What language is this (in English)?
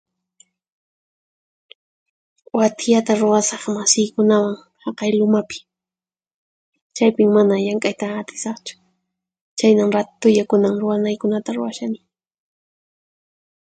Puno Quechua